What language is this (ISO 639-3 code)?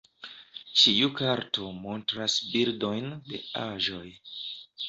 epo